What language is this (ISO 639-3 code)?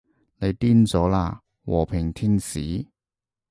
yue